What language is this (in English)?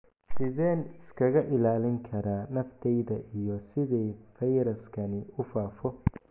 Somali